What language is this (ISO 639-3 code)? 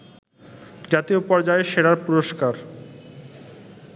ben